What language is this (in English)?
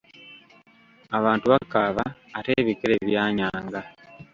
Ganda